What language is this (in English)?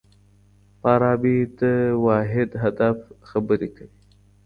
Pashto